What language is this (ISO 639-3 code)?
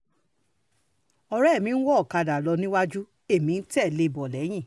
yor